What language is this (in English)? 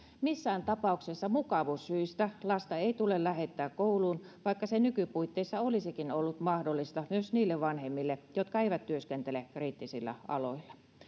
Finnish